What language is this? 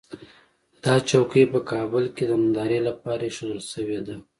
Pashto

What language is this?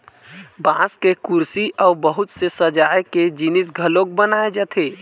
Chhattisgarhi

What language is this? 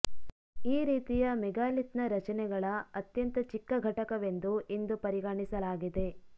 Kannada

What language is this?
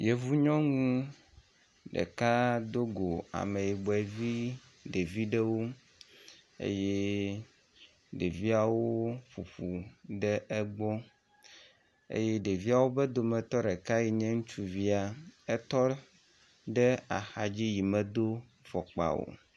Ewe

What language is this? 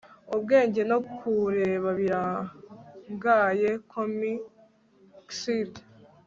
Kinyarwanda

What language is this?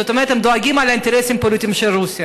Hebrew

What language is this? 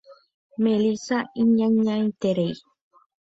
Guarani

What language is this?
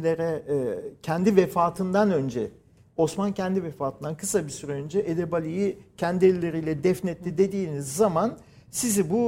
Turkish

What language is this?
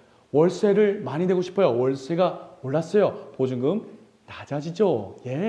Korean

